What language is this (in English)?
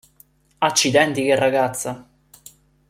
Italian